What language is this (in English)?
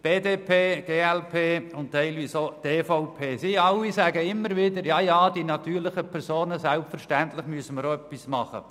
Swiss German